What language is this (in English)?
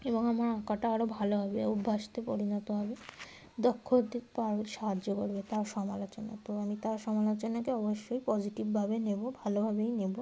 Bangla